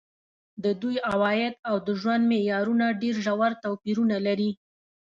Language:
Pashto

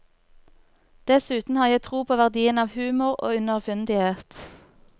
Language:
Norwegian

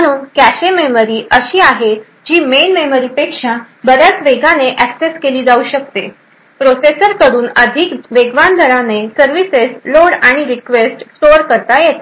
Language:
Marathi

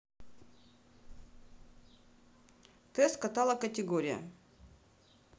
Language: Russian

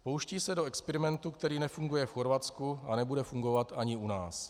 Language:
Czech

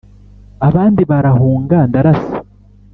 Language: Kinyarwanda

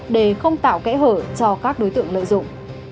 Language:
Vietnamese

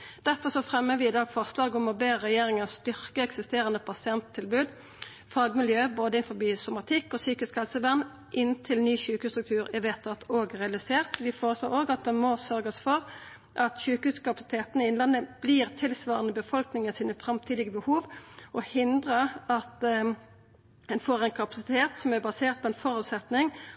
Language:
Norwegian Nynorsk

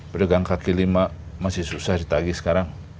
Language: Indonesian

